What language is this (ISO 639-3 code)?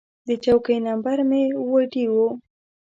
pus